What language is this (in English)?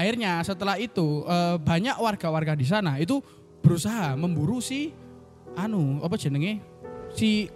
Indonesian